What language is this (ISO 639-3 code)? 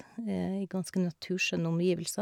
nor